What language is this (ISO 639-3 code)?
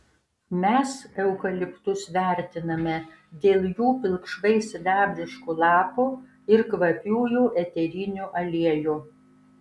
lit